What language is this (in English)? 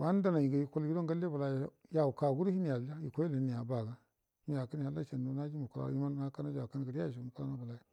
Buduma